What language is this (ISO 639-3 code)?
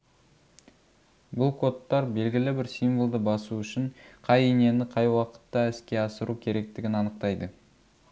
kaz